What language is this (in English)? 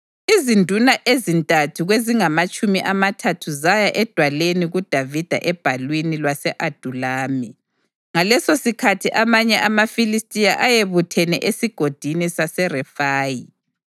North Ndebele